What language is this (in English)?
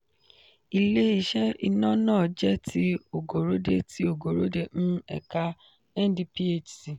Yoruba